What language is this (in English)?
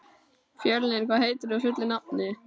Icelandic